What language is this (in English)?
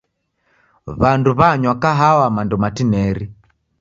Taita